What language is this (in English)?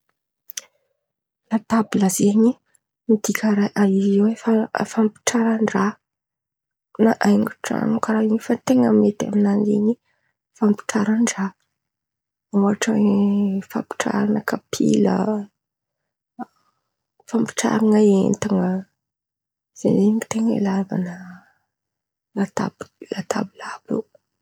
Antankarana Malagasy